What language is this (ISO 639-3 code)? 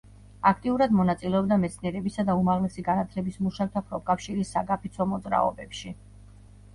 kat